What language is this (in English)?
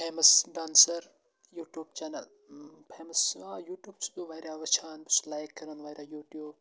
Kashmiri